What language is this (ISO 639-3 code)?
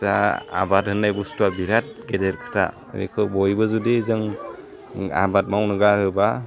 brx